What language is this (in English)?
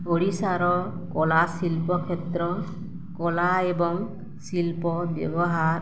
Odia